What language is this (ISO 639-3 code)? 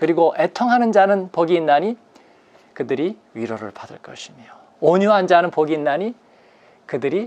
kor